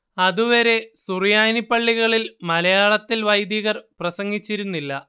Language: Malayalam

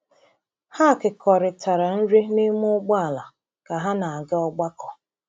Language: Igbo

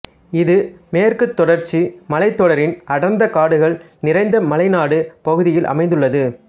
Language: Tamil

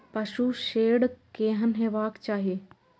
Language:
Maithili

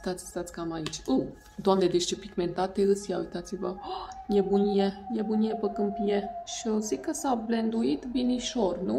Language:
Romanian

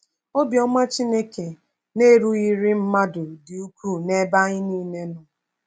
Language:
Igbo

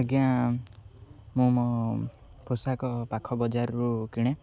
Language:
Odia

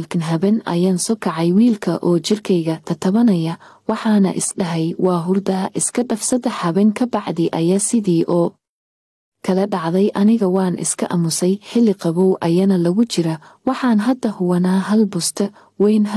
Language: Arabic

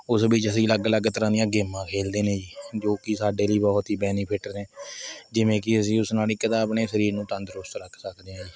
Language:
Punjabi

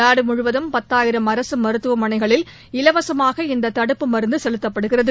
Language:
Tamil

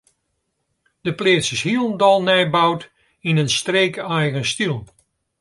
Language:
Western Frisian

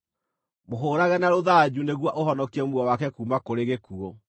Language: Kikuyu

